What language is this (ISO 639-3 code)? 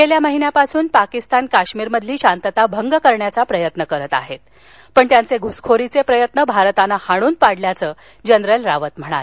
mar